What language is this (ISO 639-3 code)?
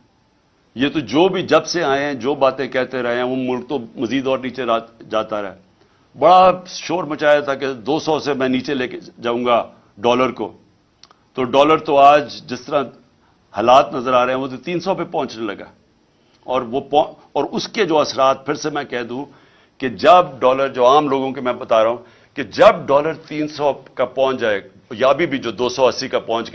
urd